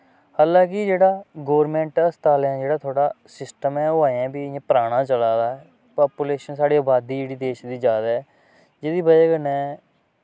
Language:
Dogri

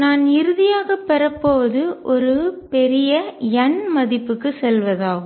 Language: Tamil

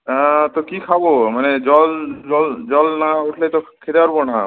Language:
Bangla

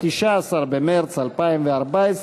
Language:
Hebrew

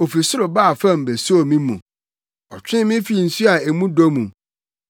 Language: Akan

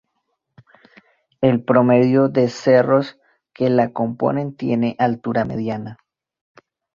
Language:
Spanish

